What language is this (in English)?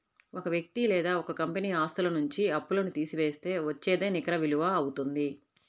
Telugu